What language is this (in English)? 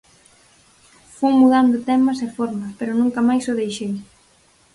Galician